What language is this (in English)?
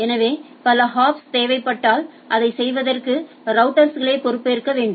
Tamil